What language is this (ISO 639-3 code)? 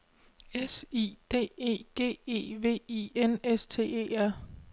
dan